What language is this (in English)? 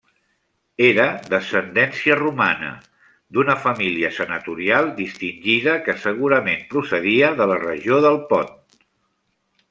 Catalan